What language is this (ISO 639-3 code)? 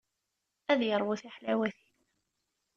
kab